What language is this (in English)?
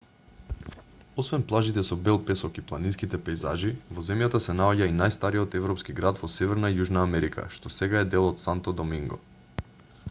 Macedonian